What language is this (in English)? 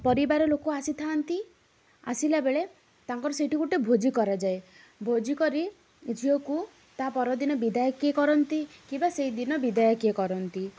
Odia